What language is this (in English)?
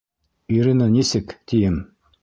Bashkir